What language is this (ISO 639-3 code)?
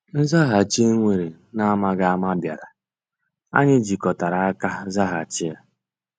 ibo